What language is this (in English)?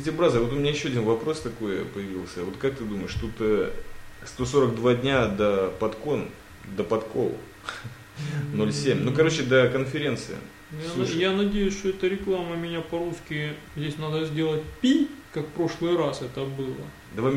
Russian